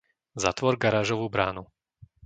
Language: Slovak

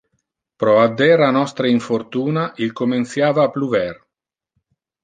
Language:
Interlingua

